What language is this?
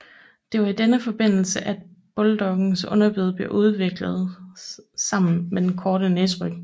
Danish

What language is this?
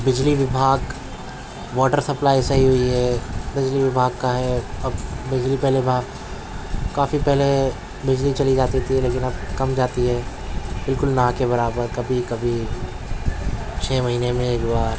Urdu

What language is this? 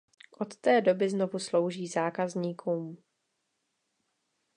Czech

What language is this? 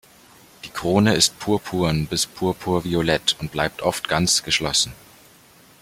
German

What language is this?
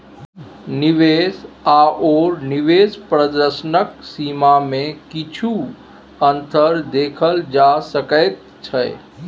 Maithili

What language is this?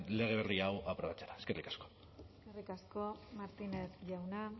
Basque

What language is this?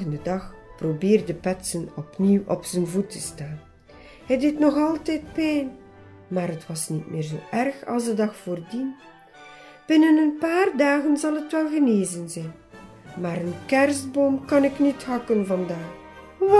Dutch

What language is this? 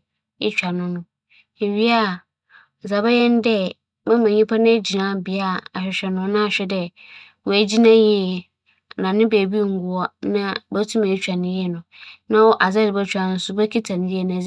Akan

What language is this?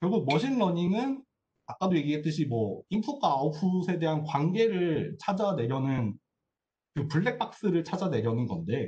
Korean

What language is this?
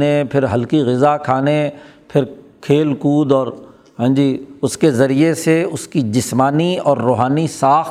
Urdu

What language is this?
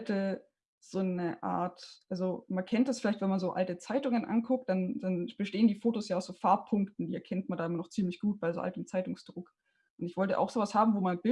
German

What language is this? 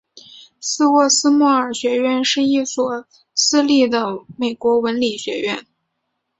Chinese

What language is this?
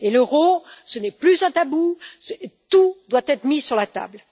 French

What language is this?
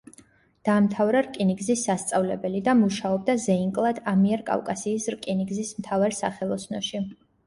Georgian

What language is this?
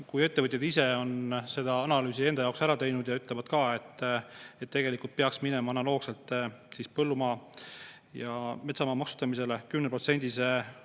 Estonian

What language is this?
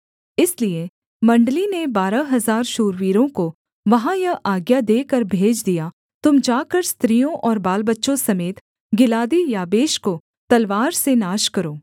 Hindi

